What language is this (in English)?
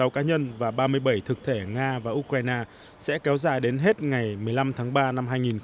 Vietnamese